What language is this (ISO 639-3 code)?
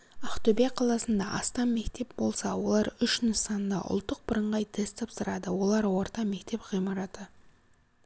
kaz